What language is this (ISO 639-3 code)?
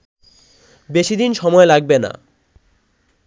ben